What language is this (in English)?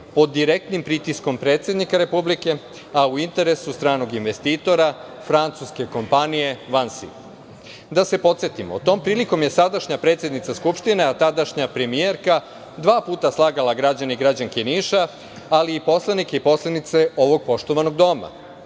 Serbian